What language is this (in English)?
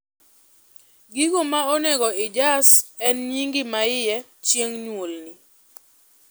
Luo (Kenya and Tanzania)